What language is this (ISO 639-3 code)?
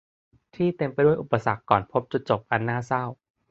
tha